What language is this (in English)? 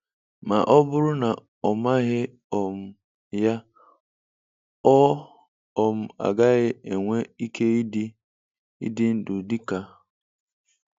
Igbo